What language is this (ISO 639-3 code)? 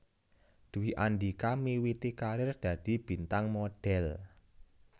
jav